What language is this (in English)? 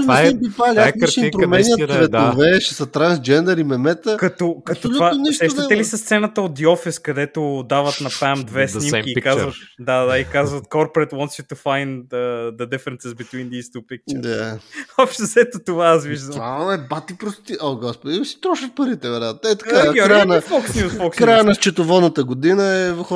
Bulgarian